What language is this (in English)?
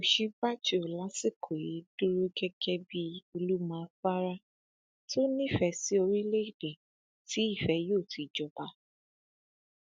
Yoruba